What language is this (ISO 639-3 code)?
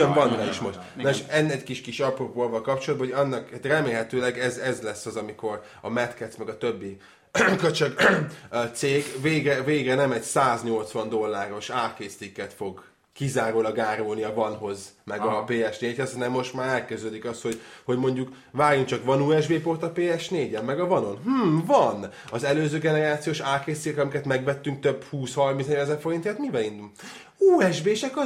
hun